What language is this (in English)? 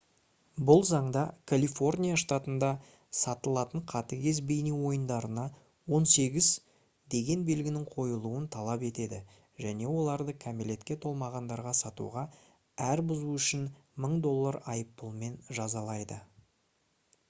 Kazakh